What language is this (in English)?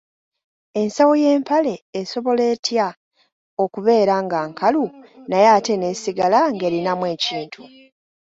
Ganda